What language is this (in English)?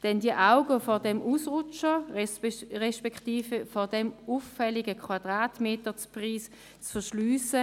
Swiss German